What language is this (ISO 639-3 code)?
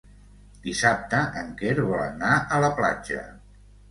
cat